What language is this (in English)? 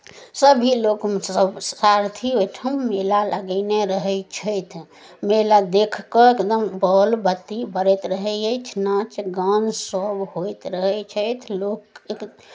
Maithili